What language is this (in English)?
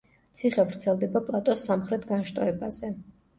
Georgian